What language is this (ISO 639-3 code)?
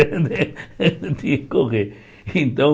por